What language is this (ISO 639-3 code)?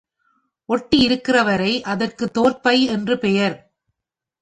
tam